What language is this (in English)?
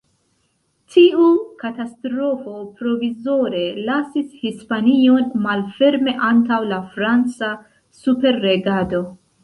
Esperanto